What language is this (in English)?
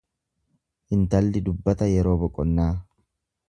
Oromo